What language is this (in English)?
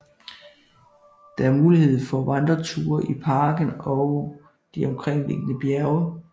Danish